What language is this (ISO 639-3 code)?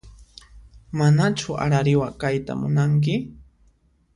qxp